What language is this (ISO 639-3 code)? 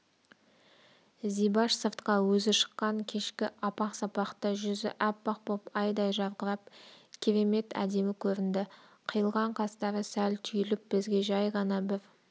kaz